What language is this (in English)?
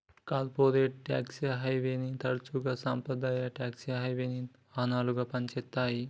Telugu